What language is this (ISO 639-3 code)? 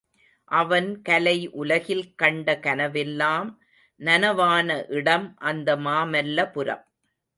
tam